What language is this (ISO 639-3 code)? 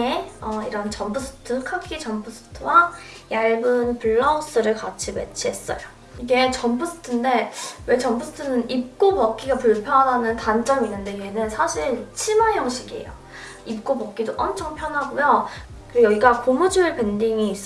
kor